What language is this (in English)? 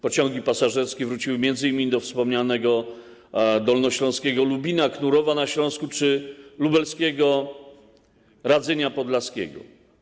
Polish